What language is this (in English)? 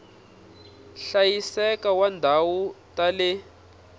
Tsonga